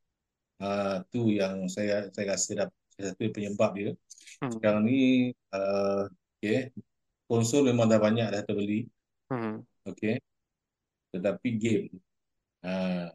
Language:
Malay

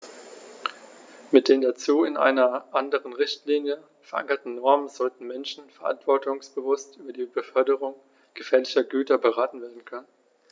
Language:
German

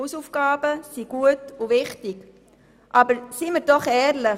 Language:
Swiss German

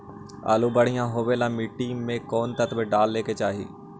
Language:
Magahi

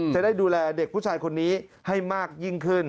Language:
Thai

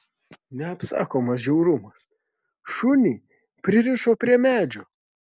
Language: Lithuanian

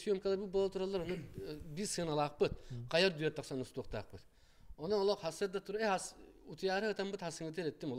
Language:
Turkish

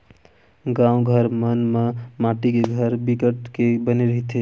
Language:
Chhattisgarhi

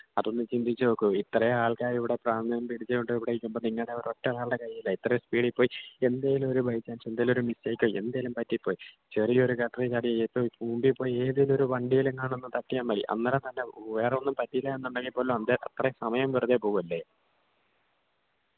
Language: Malayalam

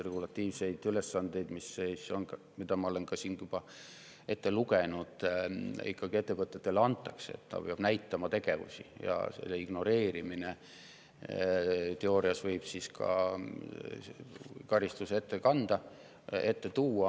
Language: Estonian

